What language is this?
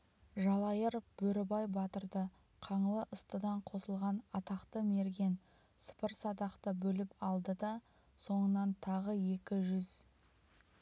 Kazakh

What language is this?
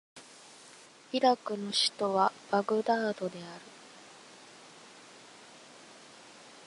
Japanese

